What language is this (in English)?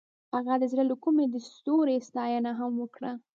Pashto